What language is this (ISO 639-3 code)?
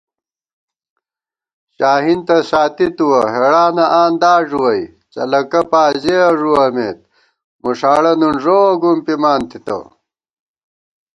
gwt